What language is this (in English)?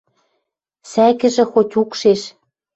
Western Mari